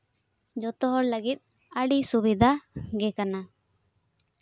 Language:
Santali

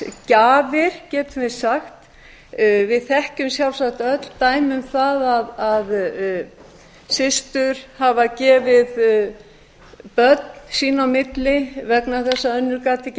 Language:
Icelandic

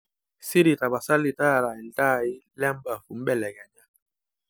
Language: Masai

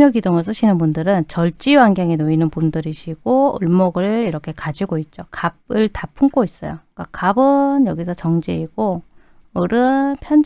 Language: Korean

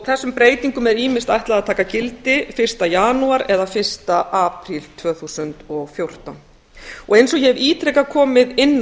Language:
Icelandic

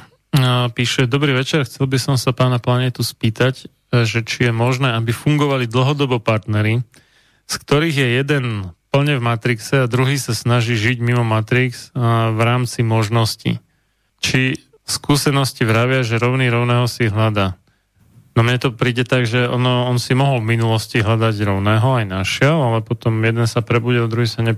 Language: Slovak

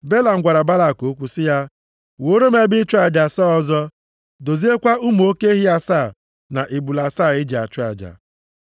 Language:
Igbo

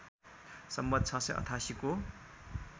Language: Nepali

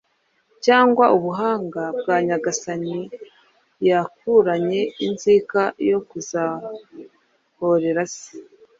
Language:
Kinyarwanda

